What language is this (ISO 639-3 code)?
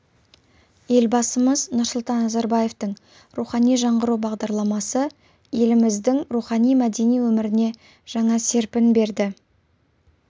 kaz